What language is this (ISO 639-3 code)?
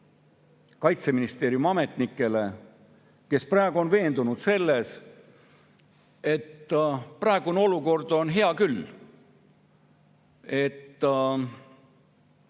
est